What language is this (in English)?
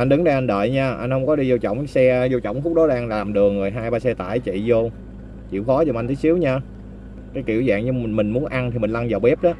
Vietnamese